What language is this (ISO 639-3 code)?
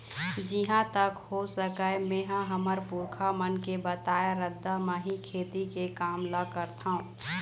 hne